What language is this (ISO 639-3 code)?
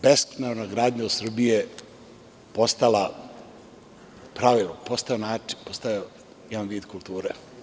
srp